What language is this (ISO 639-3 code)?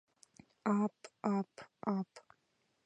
chm